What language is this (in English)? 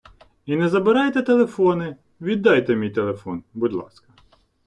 Ukrainian